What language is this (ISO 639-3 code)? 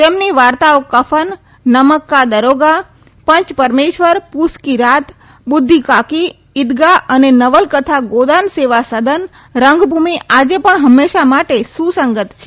guj